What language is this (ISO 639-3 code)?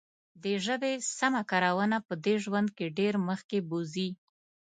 pus